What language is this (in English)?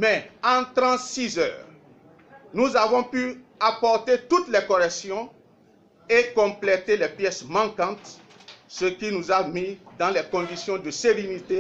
French